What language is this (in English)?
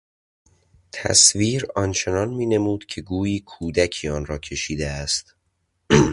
Persian